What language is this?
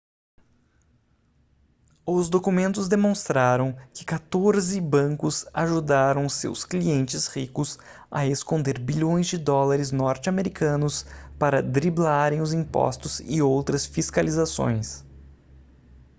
Portuguese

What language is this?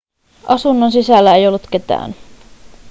Finnish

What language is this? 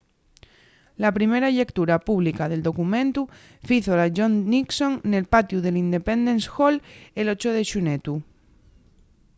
Asturian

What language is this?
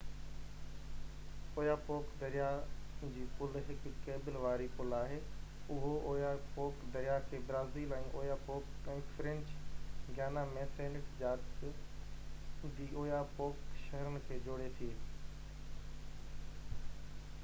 Sindhi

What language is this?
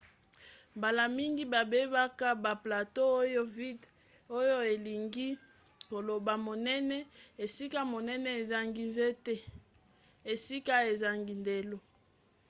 Lingala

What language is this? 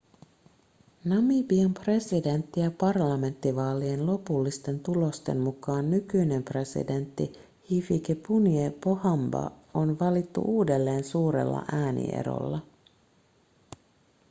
Finnish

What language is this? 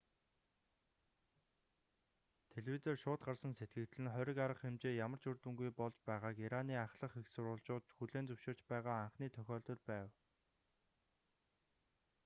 Mongolian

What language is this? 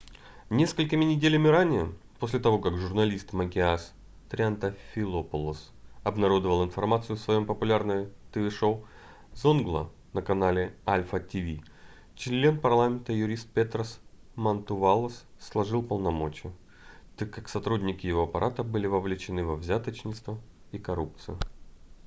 Russian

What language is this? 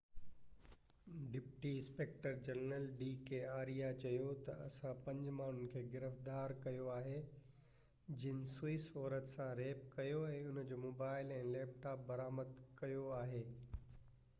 Sindhi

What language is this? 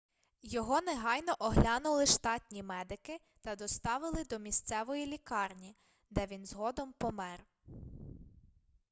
Ukrainian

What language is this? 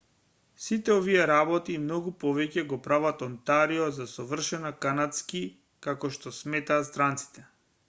Macedonian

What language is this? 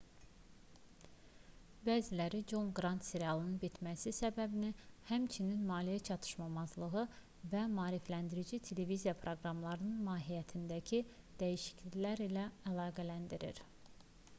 Azerbaijani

